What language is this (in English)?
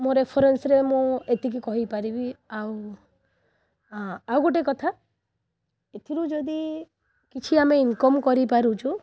Odia